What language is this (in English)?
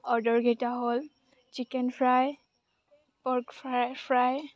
Assamese